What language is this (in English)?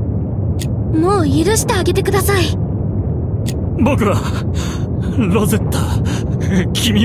Japanese